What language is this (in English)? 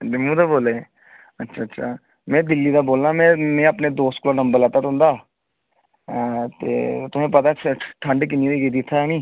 Dogri